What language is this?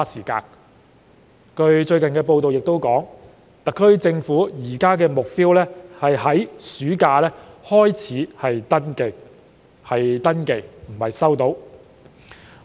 Cantonese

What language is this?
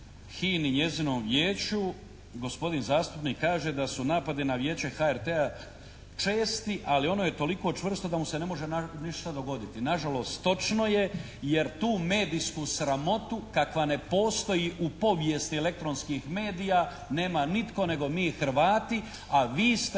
Croatian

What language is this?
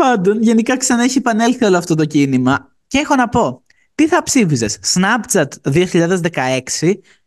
Greek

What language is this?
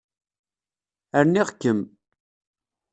Kabyle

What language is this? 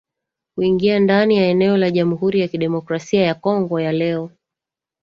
Swahili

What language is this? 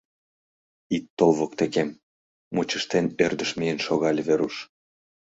Mari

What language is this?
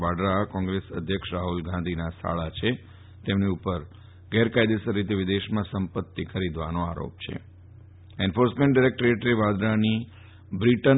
Gujarati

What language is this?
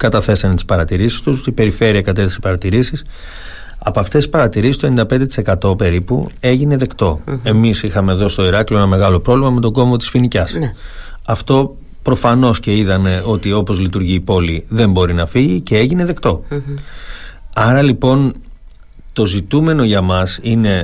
Greek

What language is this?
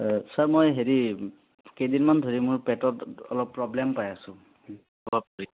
Assamese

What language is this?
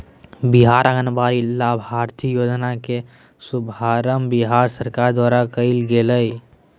Magahi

